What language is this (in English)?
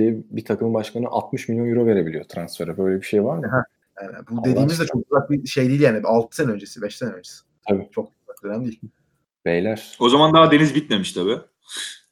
Turkish